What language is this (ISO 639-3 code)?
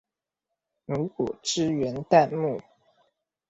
zho